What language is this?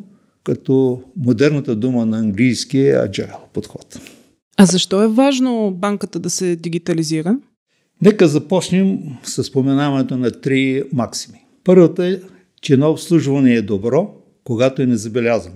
Bulgarian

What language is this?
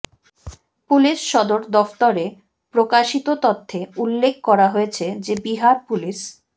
Bangla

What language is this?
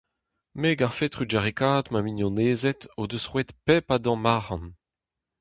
Breton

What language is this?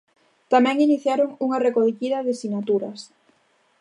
Galician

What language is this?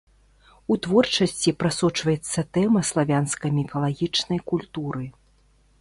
Belarusian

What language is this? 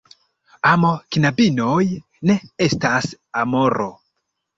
Esperanto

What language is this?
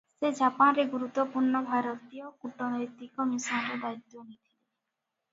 Odia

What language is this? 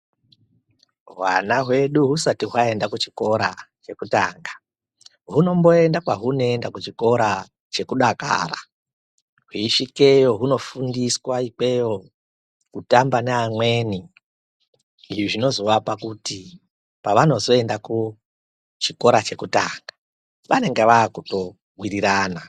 Ndau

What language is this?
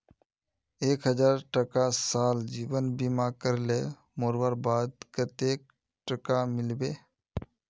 Magahi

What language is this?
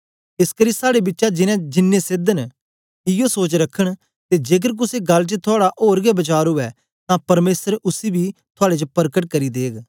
Dogri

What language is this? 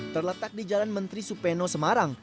Indonesian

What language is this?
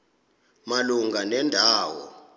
Xhosa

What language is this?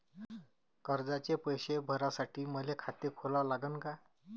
Marathi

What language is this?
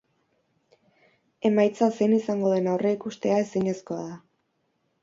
Basque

